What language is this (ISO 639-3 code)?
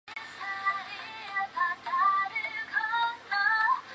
zho